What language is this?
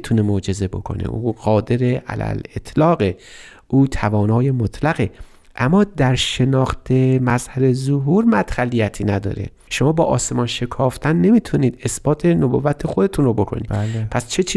Persian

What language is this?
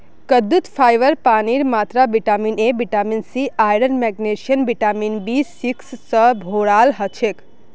Magahi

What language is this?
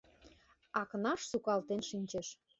Mari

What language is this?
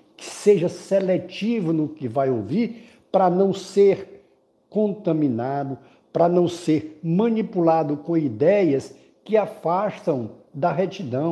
Portuguese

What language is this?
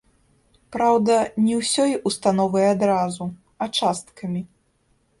Belarusian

